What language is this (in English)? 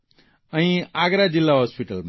Gujarati